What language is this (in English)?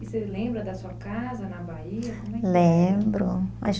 Portuguese